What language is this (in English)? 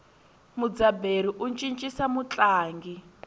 Tsonga